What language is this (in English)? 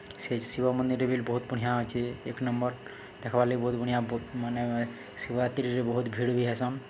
Odia